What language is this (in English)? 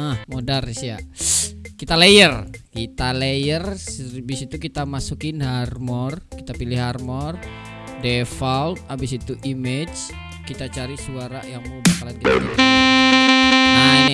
Indonesian